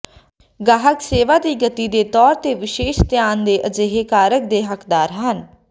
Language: Punjabi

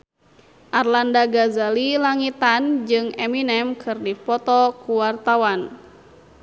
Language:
Sundanese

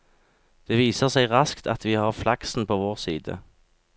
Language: Norwegian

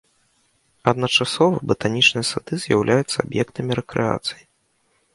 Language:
Belarusian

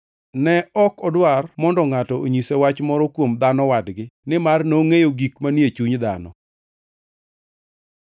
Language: Luo (Kenya and Tanzania)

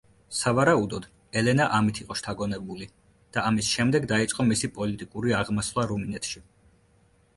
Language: Georgian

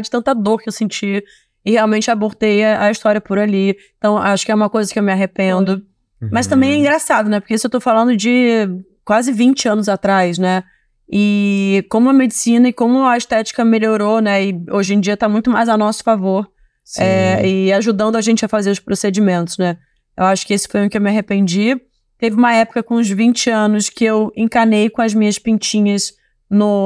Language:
Portuguese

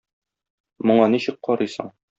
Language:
Tatar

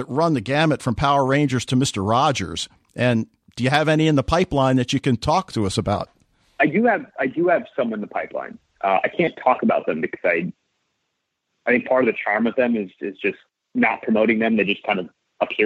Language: English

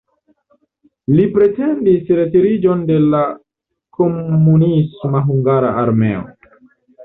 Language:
Esperanto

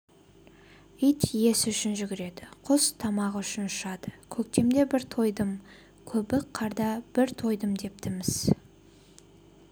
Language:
Kazakh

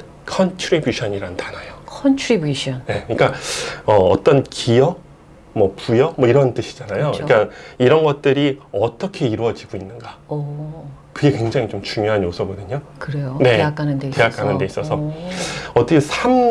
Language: Korean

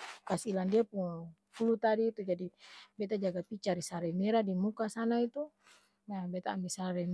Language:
Ambonese Malay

